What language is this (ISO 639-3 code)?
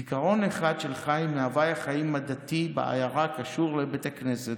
heb